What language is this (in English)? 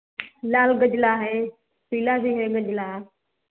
Hindi